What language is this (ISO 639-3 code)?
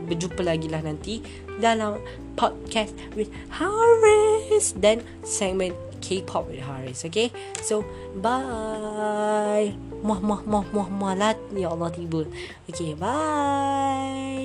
msa